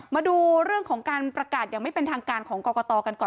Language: Thai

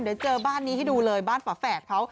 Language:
Thai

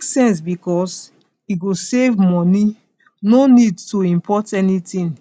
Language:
Nigerian Pidgin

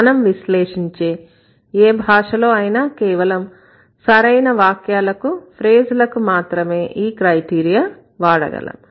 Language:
Telugu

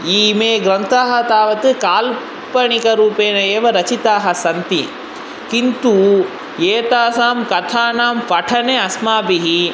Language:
Sanskrit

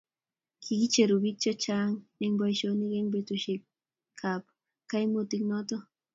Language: Kalenjin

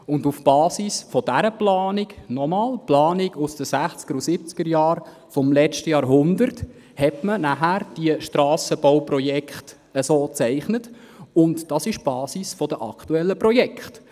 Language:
Swiss German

